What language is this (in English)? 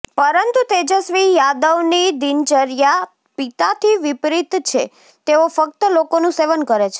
Gujarati